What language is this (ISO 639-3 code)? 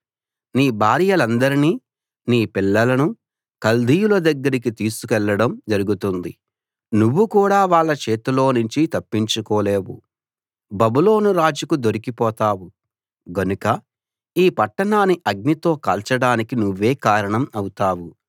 tel